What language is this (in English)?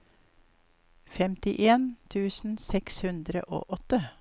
Norwegian